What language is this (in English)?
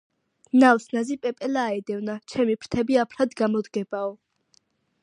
Georgian